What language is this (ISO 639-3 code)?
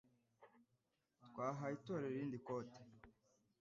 kin